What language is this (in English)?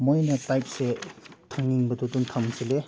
Manipuri